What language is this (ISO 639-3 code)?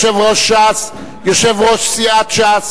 heb